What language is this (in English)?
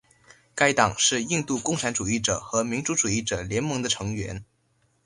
Chinese